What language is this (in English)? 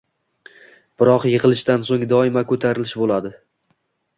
Uzbek